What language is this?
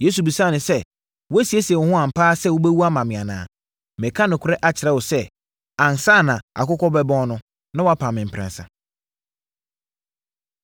Akan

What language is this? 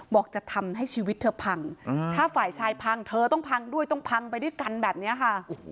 Thai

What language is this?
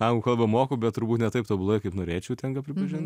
Lithuanian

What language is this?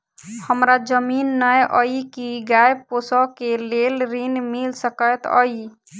Maithili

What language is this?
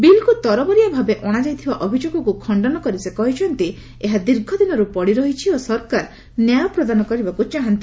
Odia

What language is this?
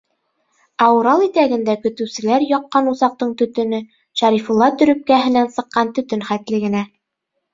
Bashkir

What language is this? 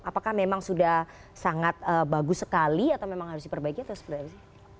Indonesian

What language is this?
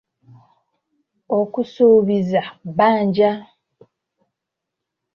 Ganda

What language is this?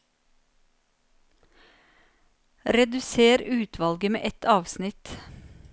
Norwegian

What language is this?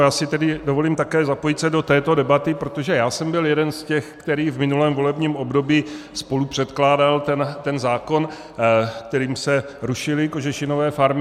Czech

